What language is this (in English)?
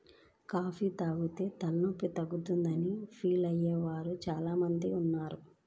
Telugu